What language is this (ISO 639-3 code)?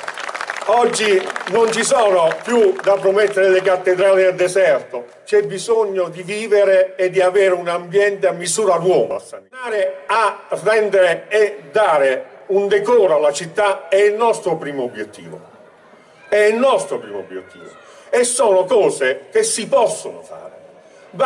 ita